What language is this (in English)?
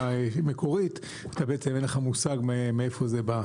Hebrew